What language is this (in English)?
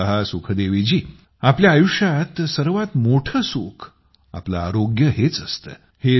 Marathi